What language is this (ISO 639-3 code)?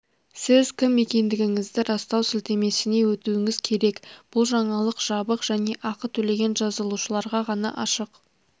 kaz